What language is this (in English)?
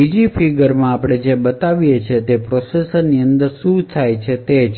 Gujarati